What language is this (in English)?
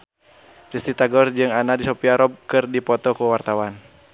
Sundanese